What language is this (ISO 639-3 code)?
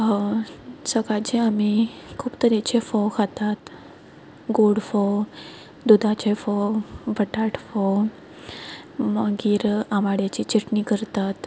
kok